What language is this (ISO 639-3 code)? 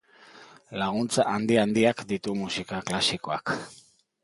eus